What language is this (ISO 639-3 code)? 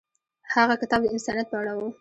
pus